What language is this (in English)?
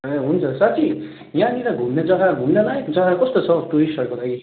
Nepali